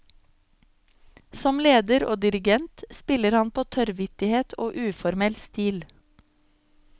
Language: Norwegian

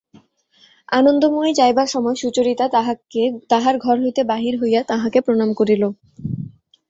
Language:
Bangla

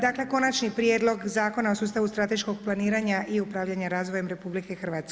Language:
Croatian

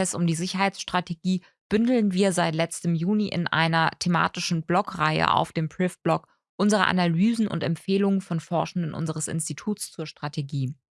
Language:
German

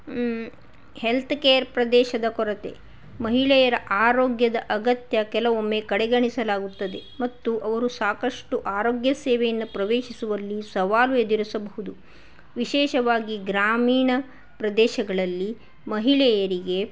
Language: Kannada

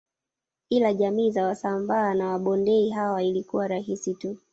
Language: Swahili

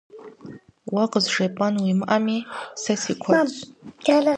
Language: Kabardian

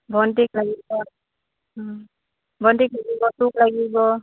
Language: Assamese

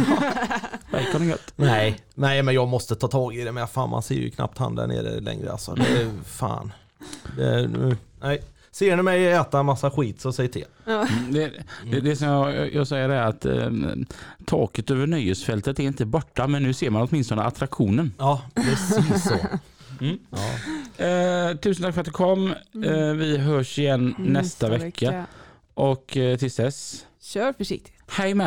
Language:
Swedish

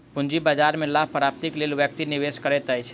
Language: Maithili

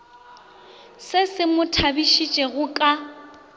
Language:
Northern Sotho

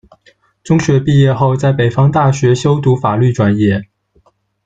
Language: Chinese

